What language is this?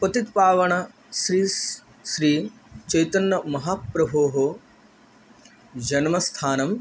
Sanskrit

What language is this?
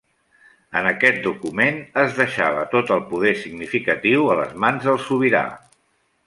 Catalan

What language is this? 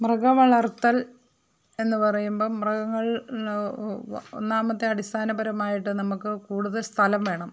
Malayalam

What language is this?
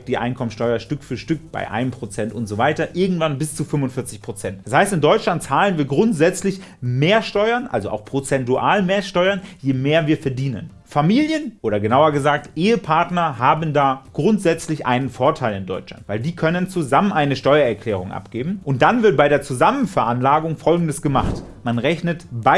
German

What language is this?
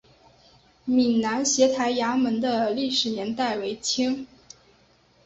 Chinese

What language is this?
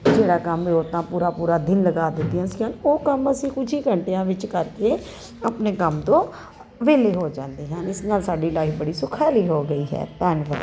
Punjabi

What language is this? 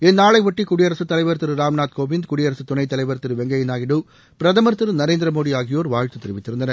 Tamil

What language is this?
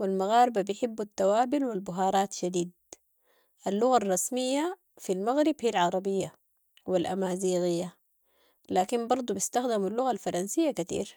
Sudanese Arabic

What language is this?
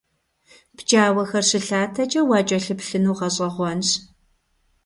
Kabardian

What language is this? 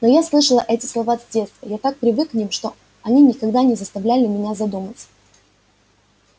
Russian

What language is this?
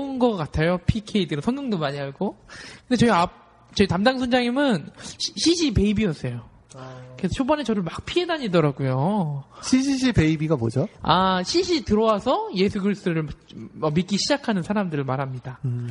Korean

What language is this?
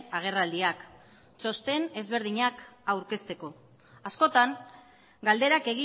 Basque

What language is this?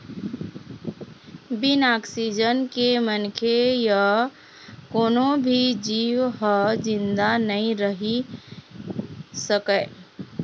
Chhattisgarhi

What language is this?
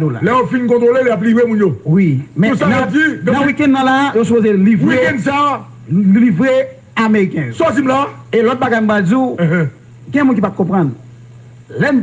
French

